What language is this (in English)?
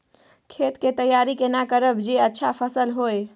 Maithili